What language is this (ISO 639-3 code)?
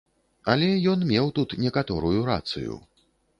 bel